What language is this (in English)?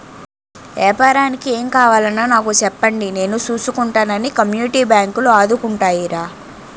Telugu